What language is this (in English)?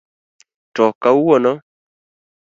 Luo (Kenya and Tanzania)